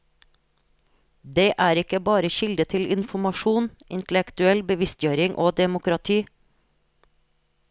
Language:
Norwegian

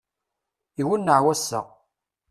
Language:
Kabyle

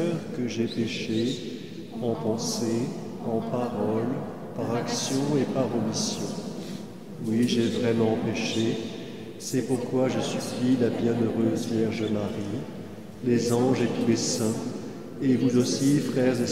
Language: French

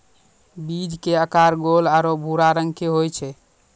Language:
Maithili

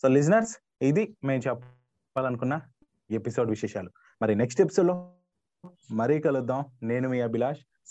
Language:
Telugu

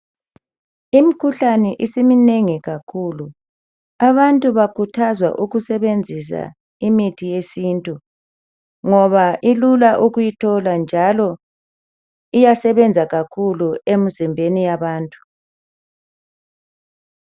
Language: North Ndebele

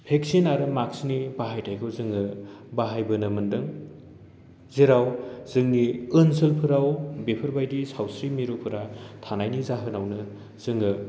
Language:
Bodo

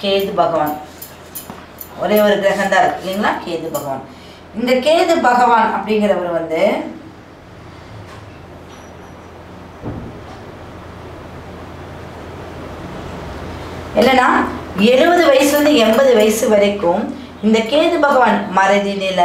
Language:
Tamil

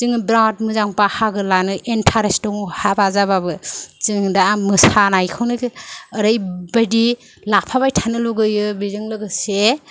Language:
Bodo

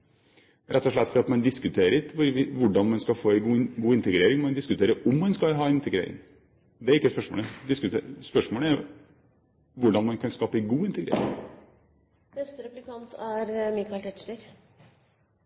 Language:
Norwegian Bokmål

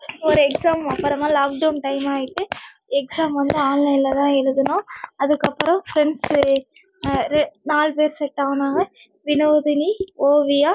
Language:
Tamil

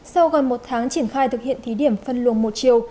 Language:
Vietnamese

